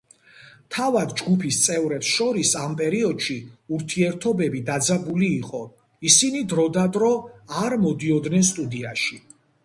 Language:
Georgian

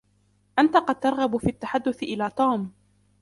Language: Arabic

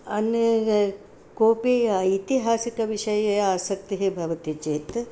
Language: Sanskrit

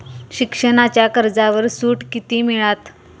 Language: Marathi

